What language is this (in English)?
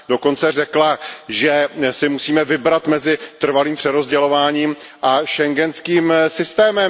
Czech